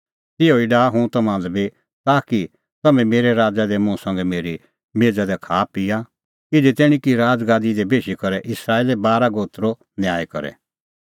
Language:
Kullu Pahari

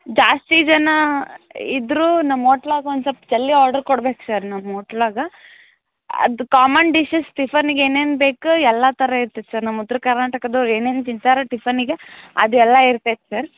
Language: Kannada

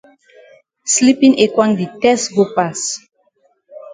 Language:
Cameroon Pidgin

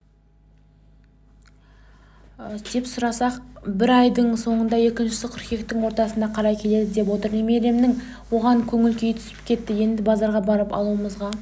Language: Kazakh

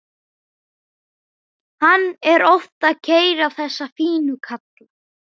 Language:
Icelandic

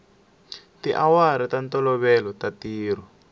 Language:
Tsonga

